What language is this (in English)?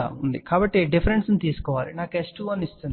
Telugu